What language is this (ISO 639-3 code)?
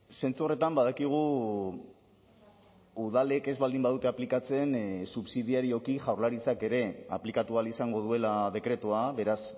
eus